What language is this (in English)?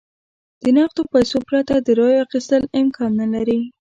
Pashto